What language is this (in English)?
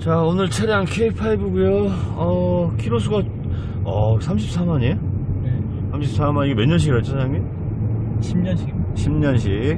Korean